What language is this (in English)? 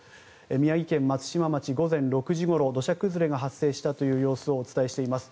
Japanese